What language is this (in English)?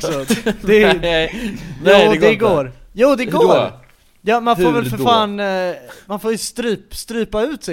Swedish